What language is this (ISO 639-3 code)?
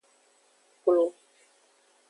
ajg